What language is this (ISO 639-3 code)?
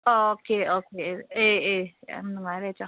mni